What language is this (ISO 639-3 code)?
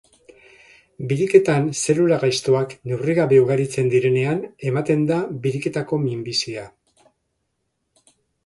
eus